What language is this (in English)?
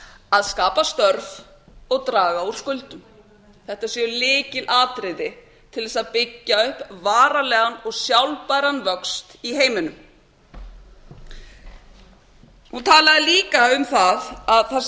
Icelandic